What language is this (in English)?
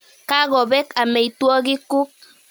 Kalenjin